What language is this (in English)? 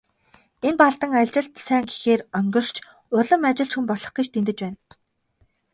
Mongolian